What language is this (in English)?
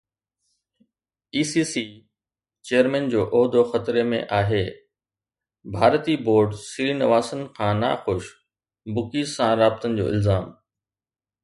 Sindhi